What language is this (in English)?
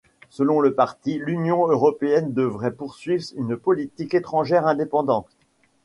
French